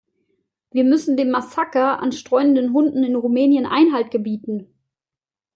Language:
German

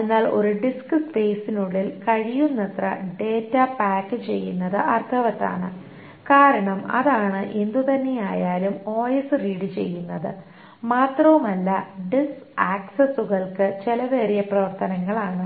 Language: Malayalam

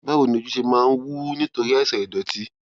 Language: Yoruba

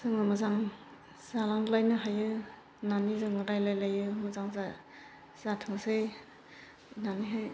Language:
Bodo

